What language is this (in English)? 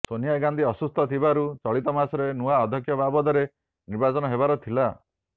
Odia